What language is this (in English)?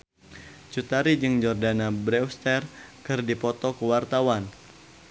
Sundanese